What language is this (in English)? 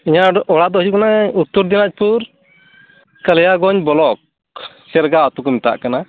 Santali